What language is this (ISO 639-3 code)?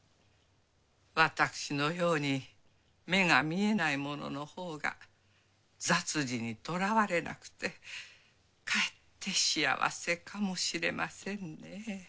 jpn